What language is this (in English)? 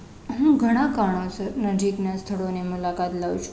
Gujarati